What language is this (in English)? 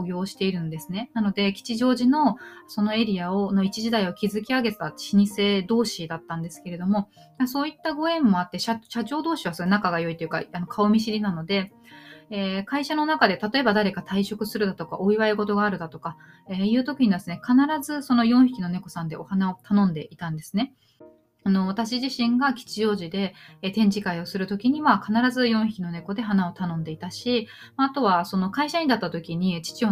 Japanese